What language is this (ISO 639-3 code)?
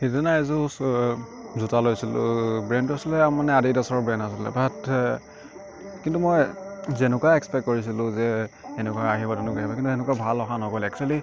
asm